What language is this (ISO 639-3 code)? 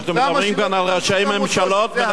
heb